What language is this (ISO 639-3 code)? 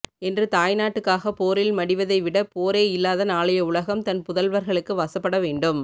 tam